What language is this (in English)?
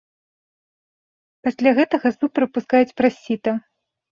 Belarusian